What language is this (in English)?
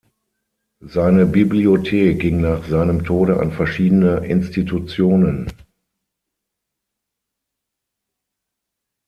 German